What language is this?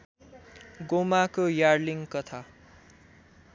Nepali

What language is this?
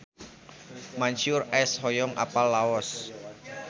Sundanese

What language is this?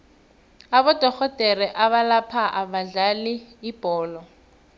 South Ndebele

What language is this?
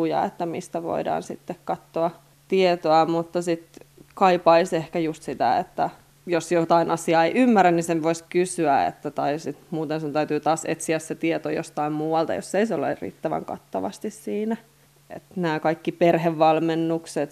Finnish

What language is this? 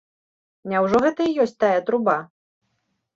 Belarusian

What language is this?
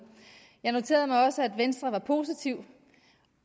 Danish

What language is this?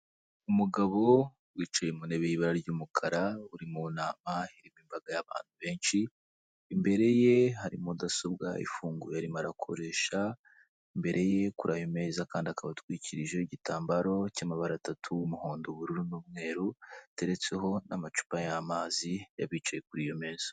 Kinyarwanda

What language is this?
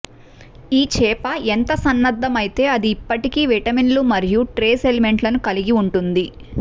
Telugu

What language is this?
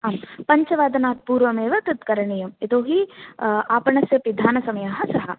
Sanskrit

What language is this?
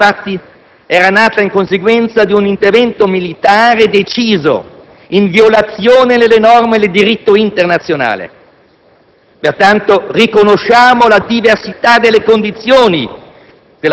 Italian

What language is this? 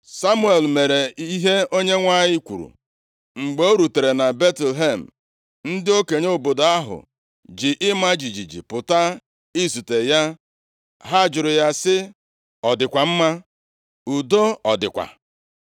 Igbo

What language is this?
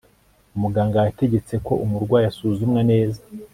Kinyarwanda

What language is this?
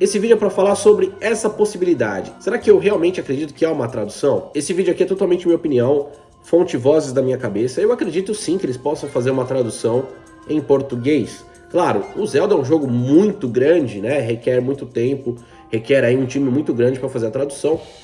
Portuguese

